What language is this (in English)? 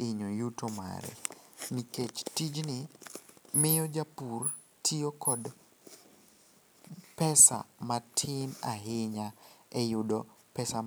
Luo (Kenya and Tanzania)